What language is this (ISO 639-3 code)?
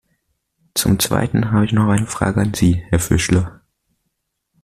deu